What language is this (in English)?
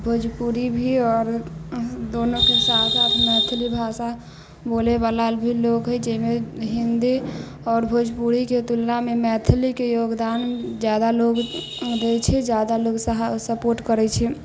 Maithili